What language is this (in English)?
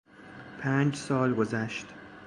Persian